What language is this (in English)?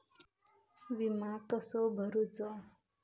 Marathi